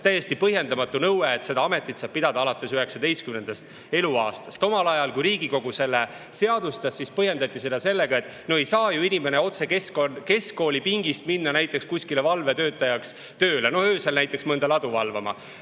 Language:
Estonian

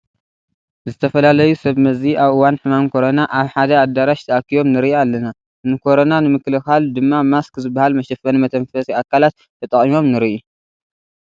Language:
Tigrinya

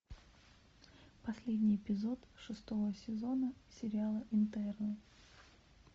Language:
Russian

